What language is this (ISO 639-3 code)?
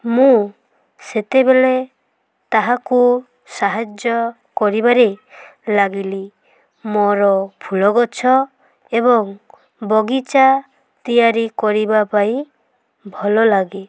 ori